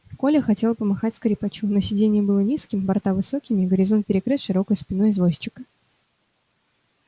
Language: Russian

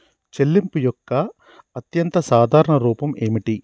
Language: Telugu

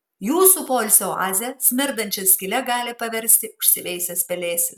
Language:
Lithuanian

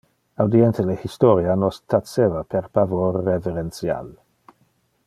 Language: Interlingua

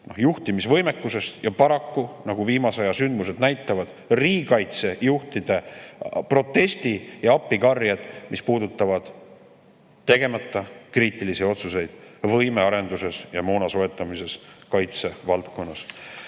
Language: Estonian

